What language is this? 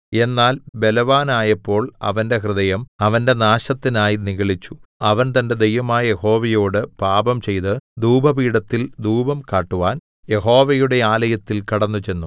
Malayalam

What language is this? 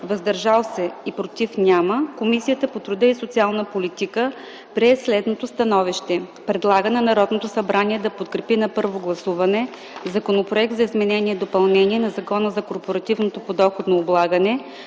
Bulgarian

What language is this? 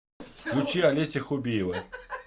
Russian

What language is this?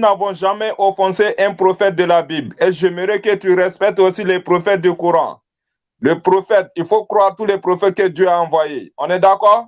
French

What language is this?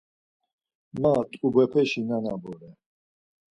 Laz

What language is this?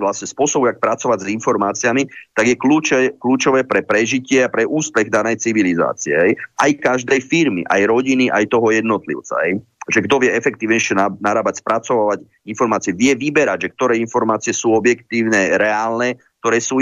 Slovak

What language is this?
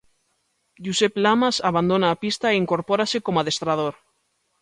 Galician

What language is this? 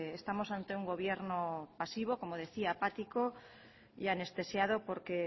Spanish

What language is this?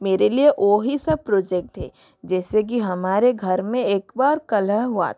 Hindi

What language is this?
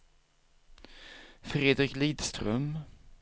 Swedish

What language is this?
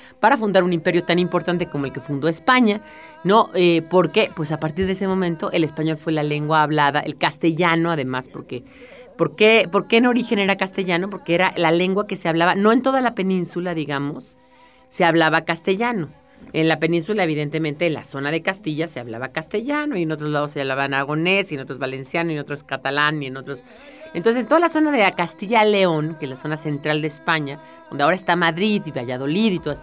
Spanish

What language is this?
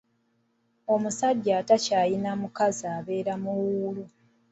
Ganda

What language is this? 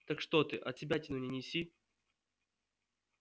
Russian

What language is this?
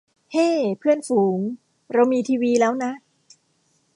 Thai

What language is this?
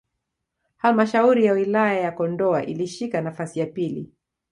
Swahili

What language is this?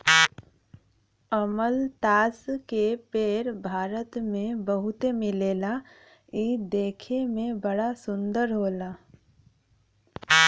Bhojpuri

